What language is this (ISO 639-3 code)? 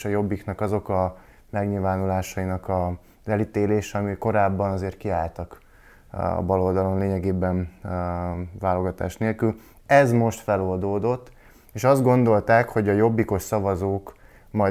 hun